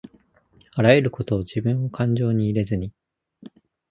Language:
Japanese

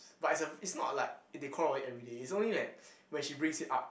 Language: English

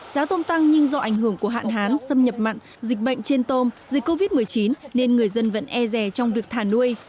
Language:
Vietnamese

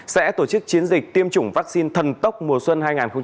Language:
Vietnamese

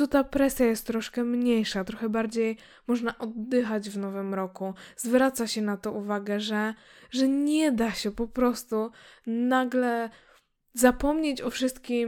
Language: Polish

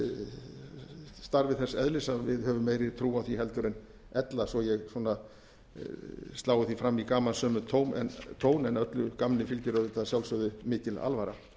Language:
Icelandic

